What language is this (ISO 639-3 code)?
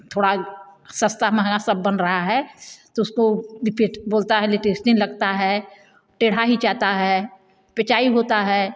hin